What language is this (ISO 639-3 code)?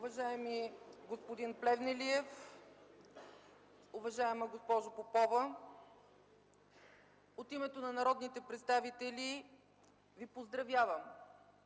bul